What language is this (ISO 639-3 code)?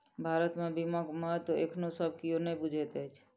mai